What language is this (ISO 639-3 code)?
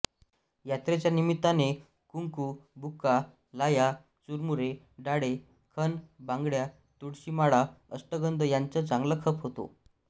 mar